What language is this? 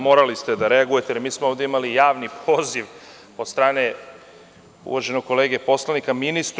Serbian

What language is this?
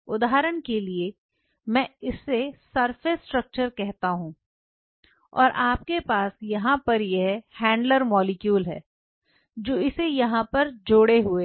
Hindi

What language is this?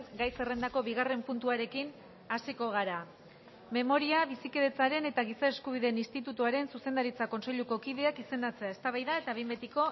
Basque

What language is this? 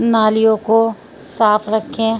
Urdu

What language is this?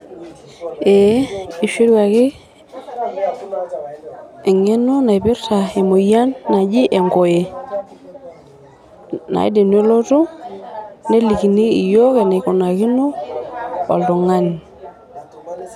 Masai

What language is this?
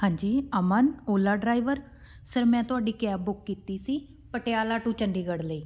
Punjabi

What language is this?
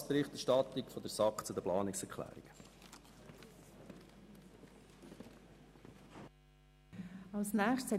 Swiss German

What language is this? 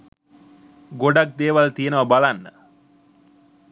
Sinhala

